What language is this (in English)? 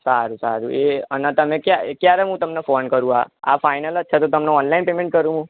Gujarati